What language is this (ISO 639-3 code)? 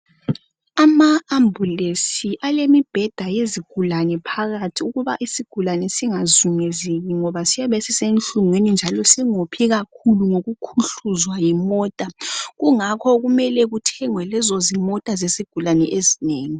nde